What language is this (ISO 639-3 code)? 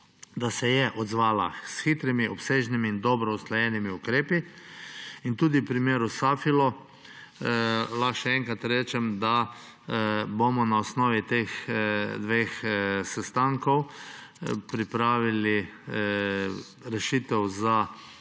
slv